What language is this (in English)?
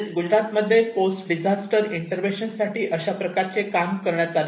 Marathi